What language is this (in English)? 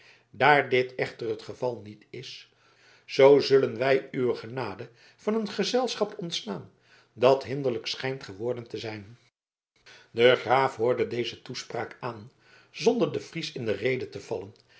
Dutch